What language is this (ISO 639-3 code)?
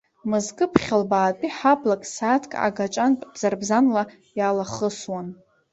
abk